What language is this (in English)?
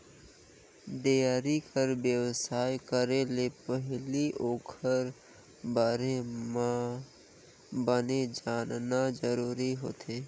Chhattisgarhi